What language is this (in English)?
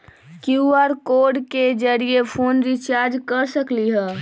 Magahi